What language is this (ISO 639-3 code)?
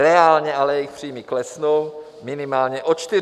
ces